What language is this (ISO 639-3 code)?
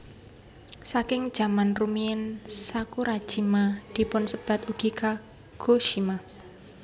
jav